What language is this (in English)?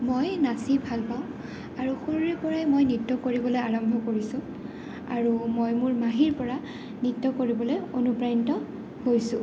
Assamese